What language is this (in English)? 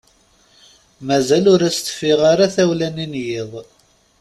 Kabyle